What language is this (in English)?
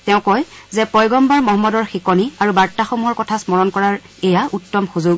Assamese